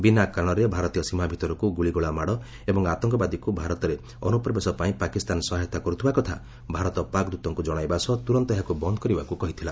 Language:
Odia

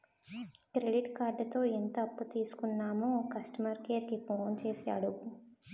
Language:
Telugu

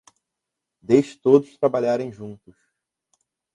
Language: Portuguese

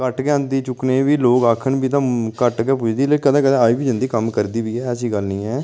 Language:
Dogri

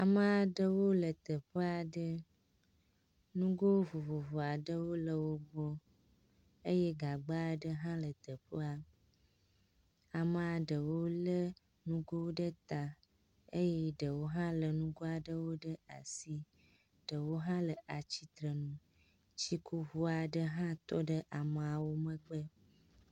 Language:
Ewe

